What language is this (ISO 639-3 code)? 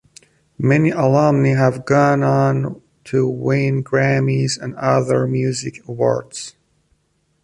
eng